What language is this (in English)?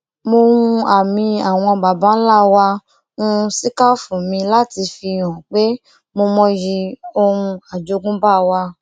Yoruba